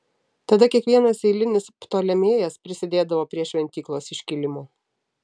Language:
Lithuanian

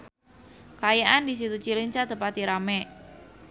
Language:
Sundanese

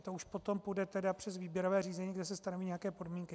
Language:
Czech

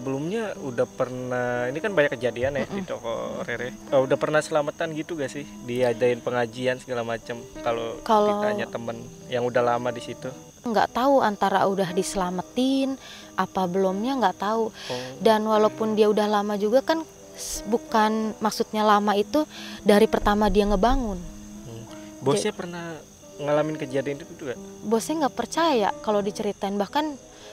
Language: Indonesian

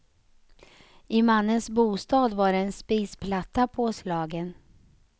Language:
Swedish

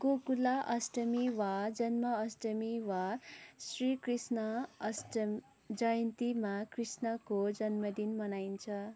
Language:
Nepali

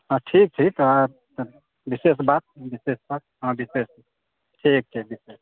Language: Maithili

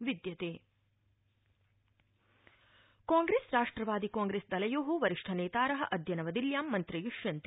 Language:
Sanskrit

